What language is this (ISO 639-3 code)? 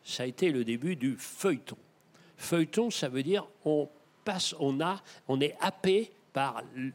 fra